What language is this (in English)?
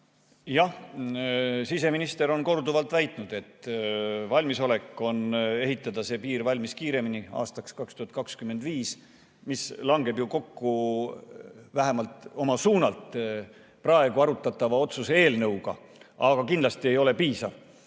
Estonian